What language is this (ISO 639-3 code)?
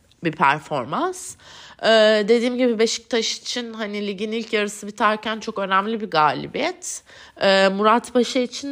tur